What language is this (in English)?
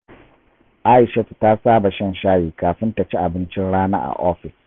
Hausa